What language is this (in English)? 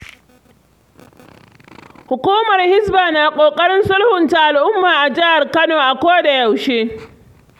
Hausa